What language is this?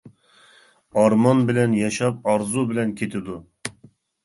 Uyghur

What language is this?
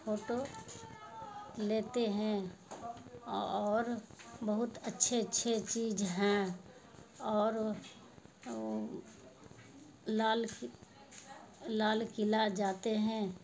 Urdu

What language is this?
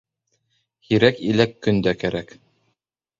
Bashkir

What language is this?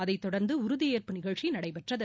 Tamil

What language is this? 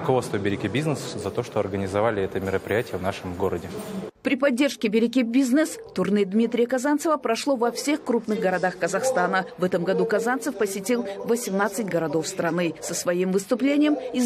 Russian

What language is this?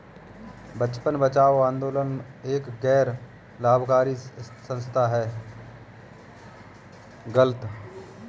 Hindi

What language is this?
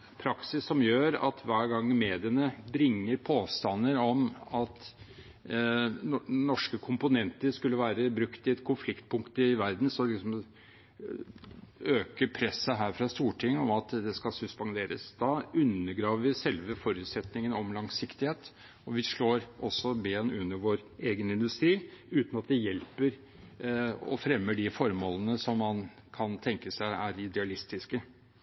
Norwegian Bokmål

